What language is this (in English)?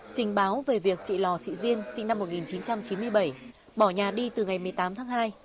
Vietnamese